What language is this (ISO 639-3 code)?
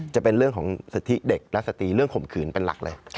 tha